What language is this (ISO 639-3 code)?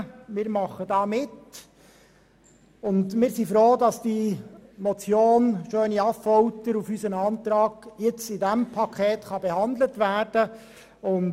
gsw